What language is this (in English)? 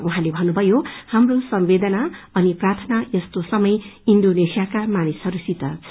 Nepali